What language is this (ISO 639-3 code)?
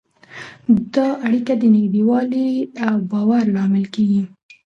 pus